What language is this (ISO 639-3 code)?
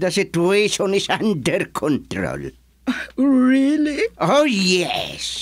fil